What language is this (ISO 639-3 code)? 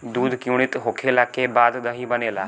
bho